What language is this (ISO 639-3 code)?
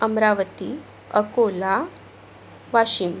mar